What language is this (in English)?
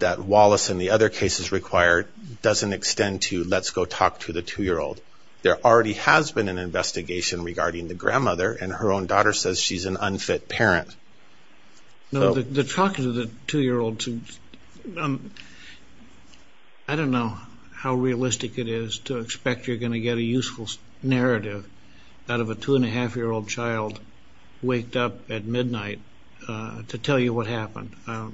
English